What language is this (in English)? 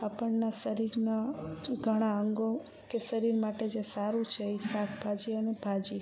Gujarati